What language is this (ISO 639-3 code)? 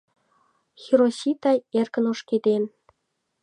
chm